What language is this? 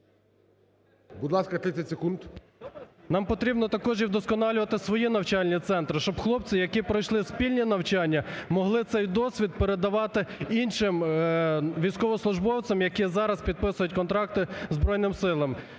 Ukrainian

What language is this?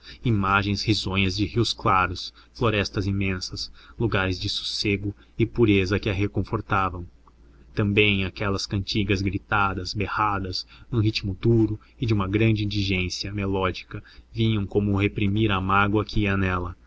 Portuguese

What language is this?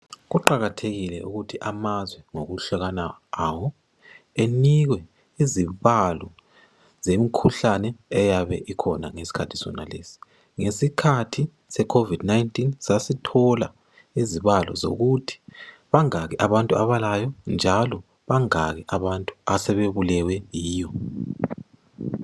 North Ndebele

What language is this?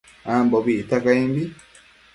Matsés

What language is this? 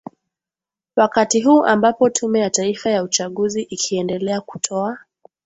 Swahili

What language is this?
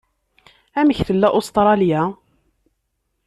Kabyle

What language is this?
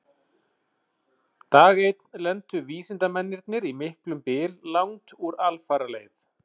Icelandic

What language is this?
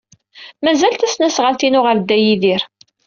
Kabyle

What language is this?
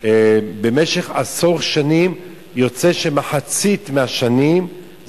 Hebrew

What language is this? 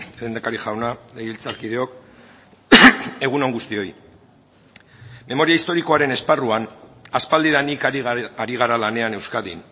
Basque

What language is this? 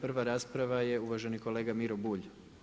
Croatian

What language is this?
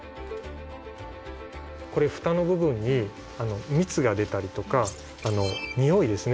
Japanese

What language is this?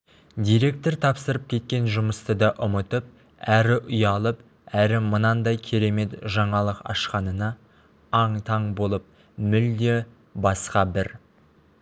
Kazakh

